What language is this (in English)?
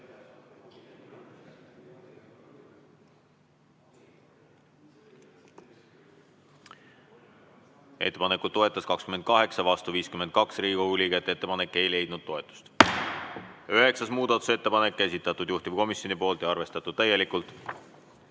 Estonian